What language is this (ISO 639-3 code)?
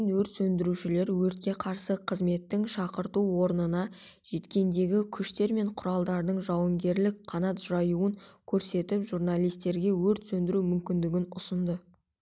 kaz